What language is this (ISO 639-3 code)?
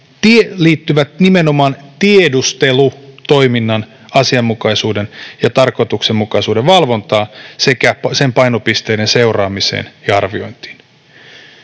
fin